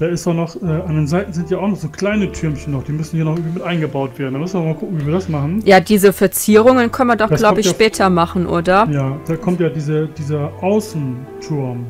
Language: German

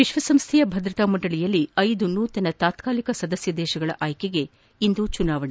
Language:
Kannada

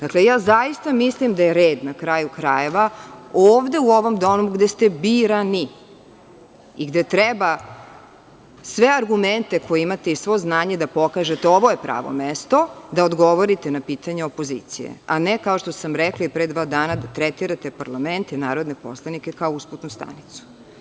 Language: Serbian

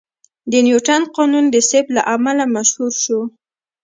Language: Pashto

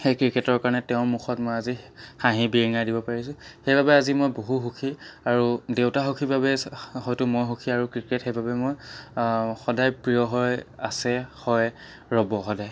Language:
Assamese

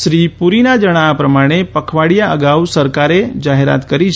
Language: Gujarati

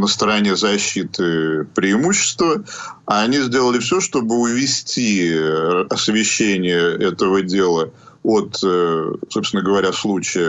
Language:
Russian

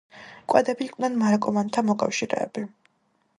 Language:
Georgian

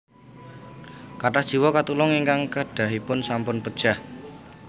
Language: Javanese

